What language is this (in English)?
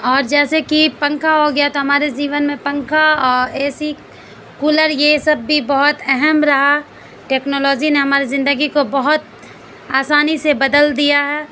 Urdu